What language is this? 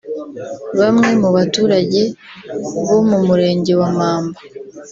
Kinyarwanda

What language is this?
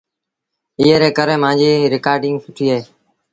Sindhi Bhil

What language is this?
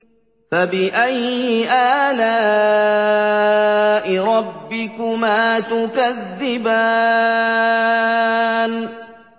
Arabic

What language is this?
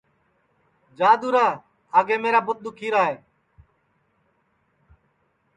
Sansi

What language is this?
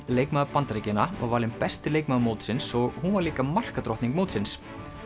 Icelandic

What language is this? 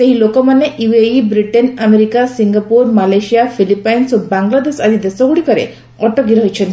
Odia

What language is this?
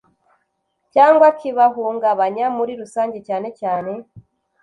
Kinyarwanda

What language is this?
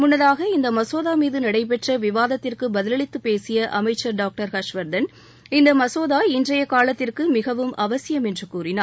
Tamil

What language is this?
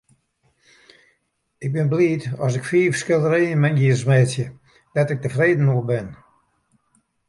Western Frisian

